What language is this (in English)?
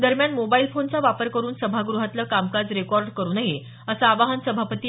Marathi